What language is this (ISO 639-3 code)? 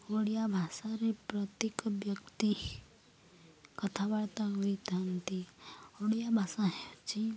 ori